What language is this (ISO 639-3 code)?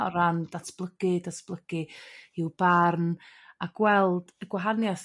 cym